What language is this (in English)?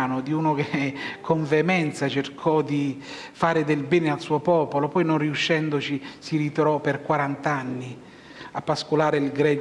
Italian